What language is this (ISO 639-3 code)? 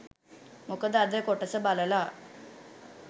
sin